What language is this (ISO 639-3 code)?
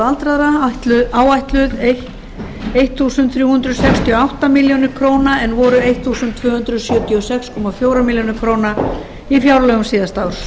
isl